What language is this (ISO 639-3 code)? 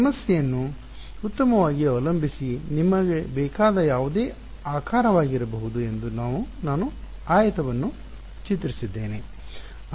kan